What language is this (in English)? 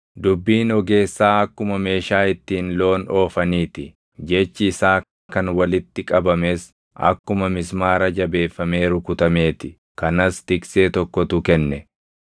Oromo